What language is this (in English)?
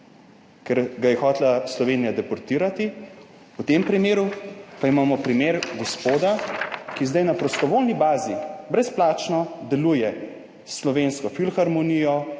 Slovenian